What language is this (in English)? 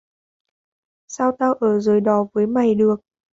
Vietnamese